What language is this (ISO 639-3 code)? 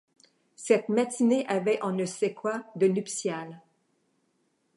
fra